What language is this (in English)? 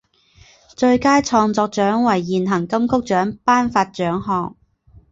Chinese